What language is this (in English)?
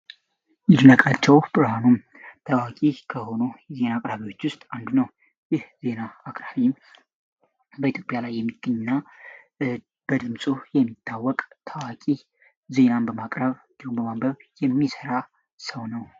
Amharic